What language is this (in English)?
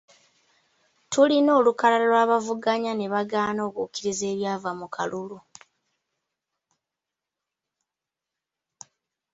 Ganda